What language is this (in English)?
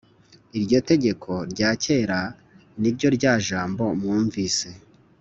Kinyarwanda